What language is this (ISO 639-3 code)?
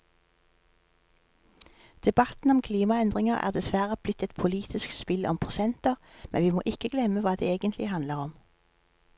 nor